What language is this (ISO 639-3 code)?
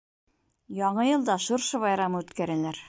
bak